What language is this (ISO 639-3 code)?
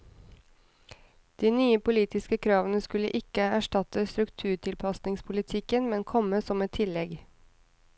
nor